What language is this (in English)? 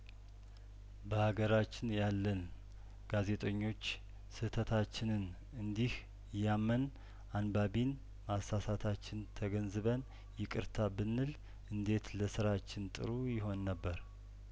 Amharic